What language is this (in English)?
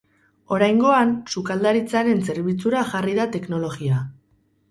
Basque